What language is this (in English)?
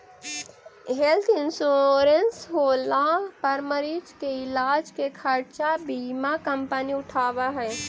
Magahi